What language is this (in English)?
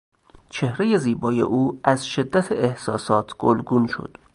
Persian